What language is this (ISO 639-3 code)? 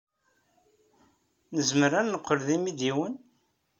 kab